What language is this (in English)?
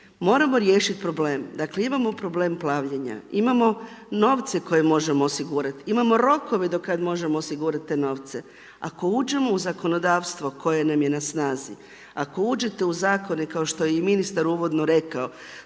Croatian